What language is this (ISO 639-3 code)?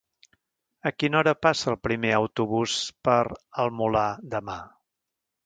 cat